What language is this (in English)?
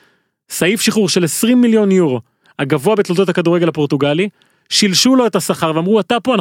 Hebrew